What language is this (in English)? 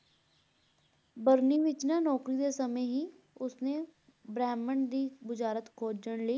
Punjabi